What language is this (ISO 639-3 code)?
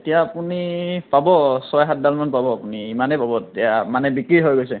asm